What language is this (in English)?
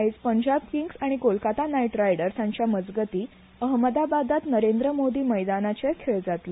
Konkani